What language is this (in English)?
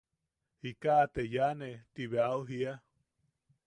Yaqui